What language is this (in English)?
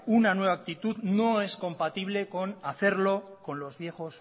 Spanish